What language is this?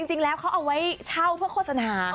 Thai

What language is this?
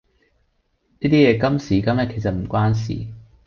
Cantonese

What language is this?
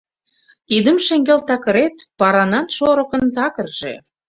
Mari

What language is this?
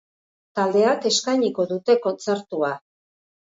Basque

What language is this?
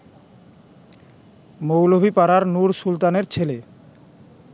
Bangla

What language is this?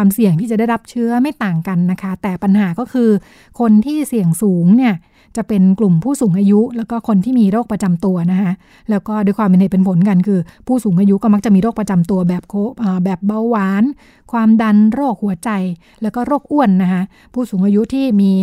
Thai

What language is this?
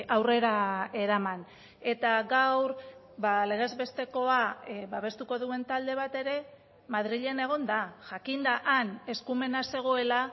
Basque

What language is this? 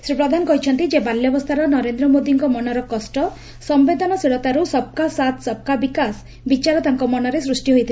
Odia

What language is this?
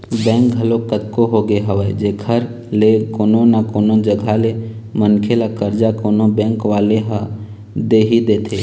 Chhattisgarhi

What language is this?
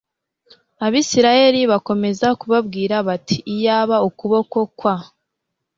Kinyarwanda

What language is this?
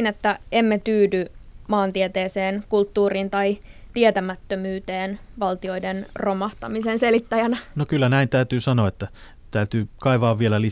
Finnish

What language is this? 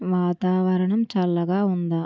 Telugu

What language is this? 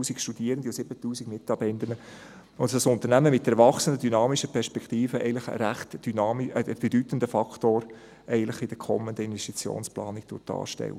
Swiss German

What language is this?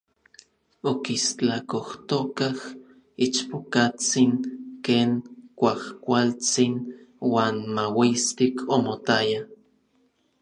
Orizaba Nahuatl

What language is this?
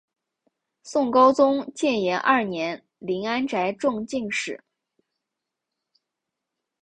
Chinese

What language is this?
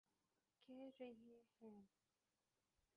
Urdu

